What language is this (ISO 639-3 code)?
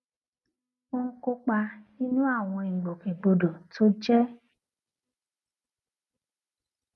yor